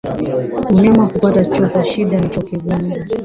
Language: Swahili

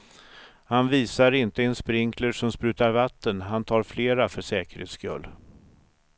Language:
Swedish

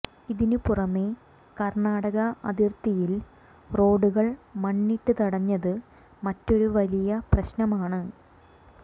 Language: Malayalam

